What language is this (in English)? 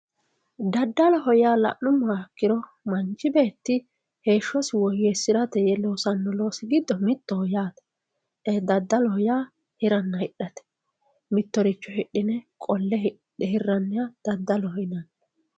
Sidamo